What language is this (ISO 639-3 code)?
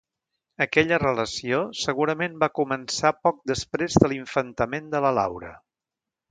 cat